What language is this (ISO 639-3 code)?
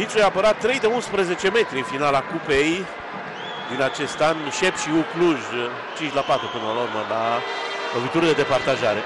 ron